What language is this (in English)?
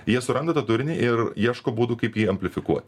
Lithuanian